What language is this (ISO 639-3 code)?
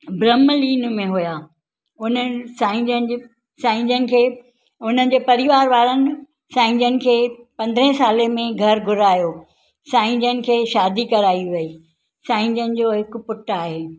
snd